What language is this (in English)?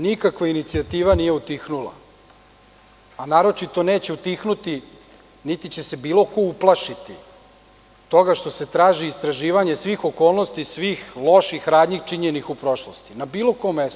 Serbian